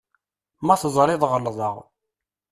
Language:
Kabyle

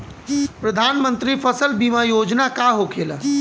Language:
Bhojpuri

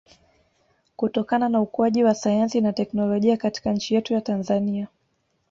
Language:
Swahili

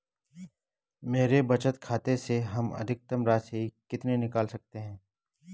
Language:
Hindi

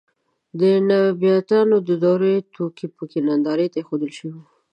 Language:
Pashto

